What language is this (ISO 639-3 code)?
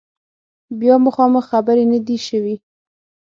pus